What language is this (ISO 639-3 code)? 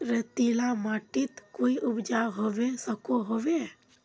mag